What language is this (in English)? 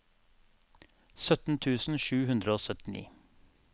Norwegian